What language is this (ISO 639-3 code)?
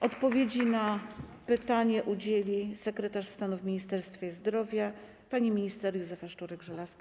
pol